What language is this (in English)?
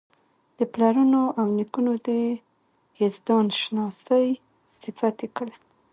Pashto